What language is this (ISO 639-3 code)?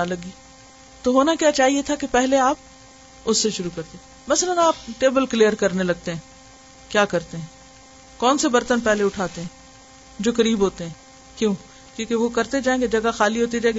urd